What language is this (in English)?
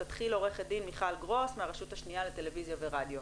Hebrew